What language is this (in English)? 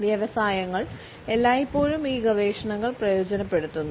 Malayalam